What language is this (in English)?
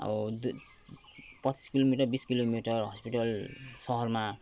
Nepali